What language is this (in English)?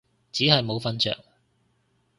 Cantonese